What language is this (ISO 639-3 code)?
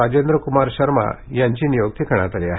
mar